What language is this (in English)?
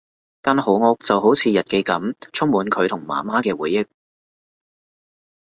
Cantonese